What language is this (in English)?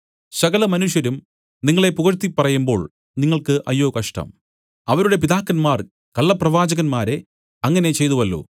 Malayalam